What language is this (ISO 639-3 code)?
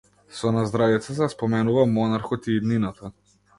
mkd